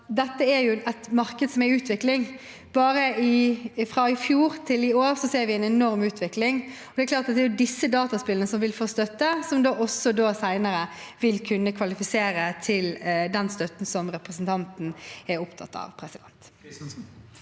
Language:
Norwegian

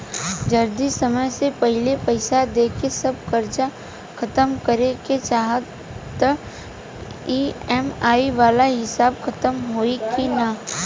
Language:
Bhojpuri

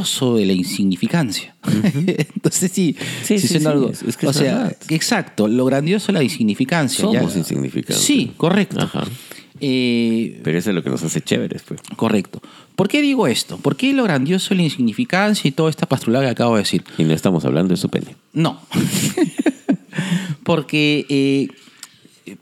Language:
Spanish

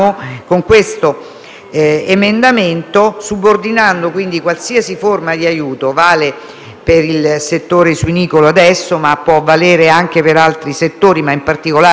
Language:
Italian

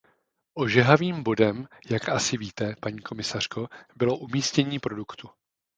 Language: Czech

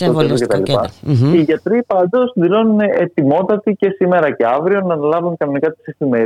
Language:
Greek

